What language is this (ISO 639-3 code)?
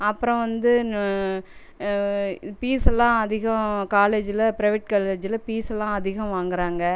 tam